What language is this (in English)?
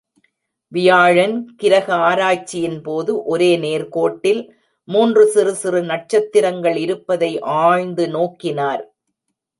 Tamil